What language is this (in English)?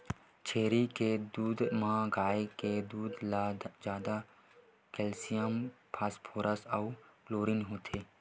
Chhattisgarhi